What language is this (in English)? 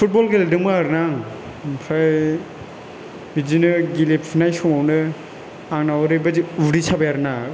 Bodo